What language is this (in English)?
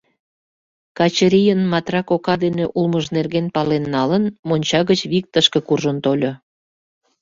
Mari